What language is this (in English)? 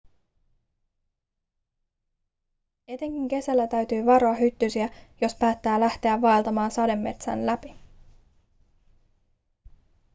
Finnish